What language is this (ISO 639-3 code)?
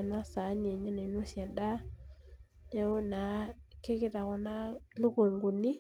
mas